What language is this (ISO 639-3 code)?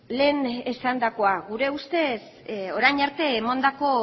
eus